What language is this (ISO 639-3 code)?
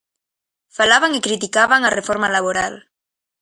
glg